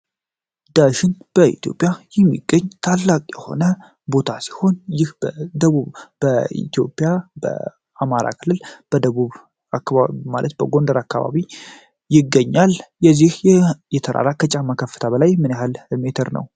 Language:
Amharic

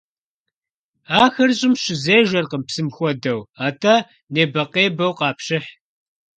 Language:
Kabardian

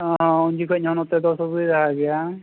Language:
Santali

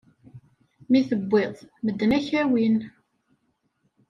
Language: Kabyle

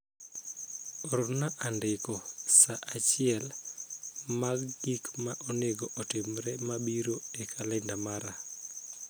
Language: Luo (Kenya and Tanzania)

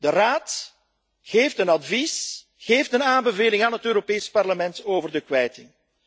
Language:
Dutch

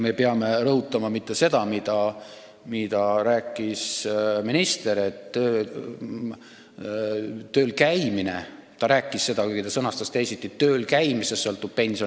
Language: Estonian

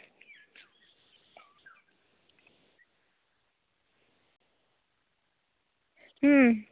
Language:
Santali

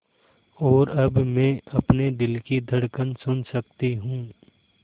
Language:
Hindi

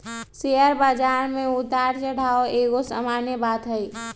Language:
Magahi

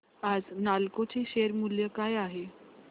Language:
Marathi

